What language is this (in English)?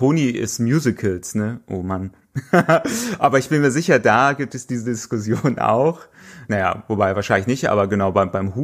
German